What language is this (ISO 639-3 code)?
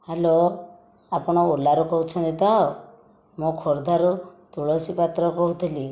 ori